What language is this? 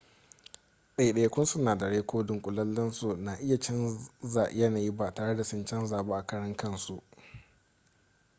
Hausa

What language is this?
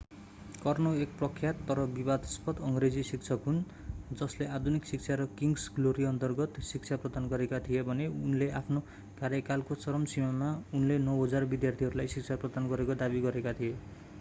Nepali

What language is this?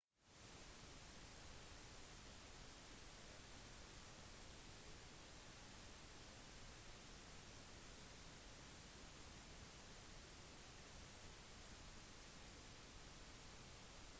Norwegian Bokmål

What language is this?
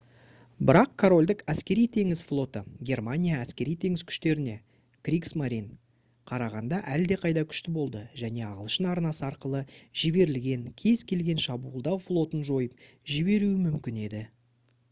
Kazakh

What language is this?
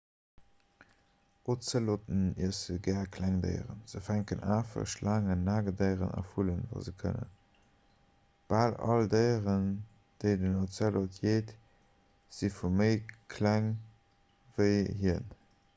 Luxembourgish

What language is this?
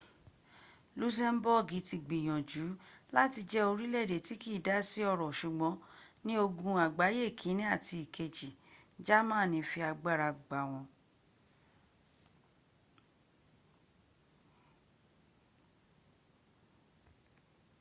Yoruba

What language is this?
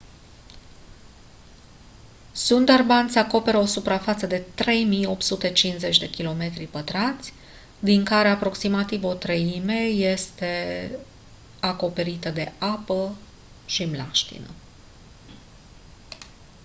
Romanian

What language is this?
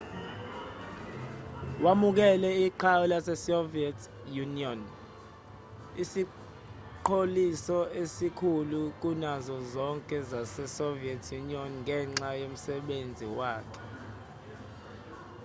Zulu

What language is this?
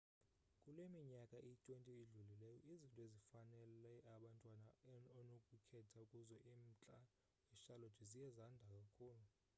Xhosa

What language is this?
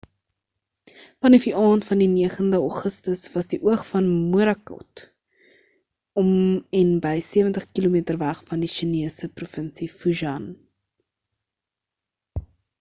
Afrikaans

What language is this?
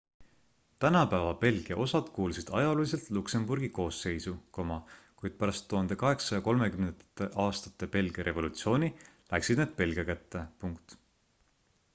Estonian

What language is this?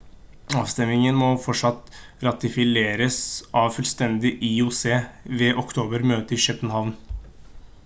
Norwegian Bokmål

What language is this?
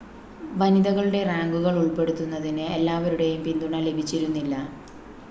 Malayalam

